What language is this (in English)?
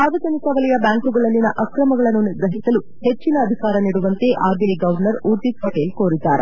Kannada